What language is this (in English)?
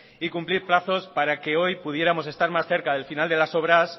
Spanish